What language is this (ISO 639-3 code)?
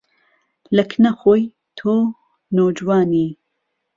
ckb